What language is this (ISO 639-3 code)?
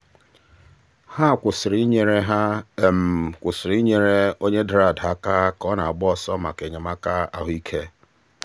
ibo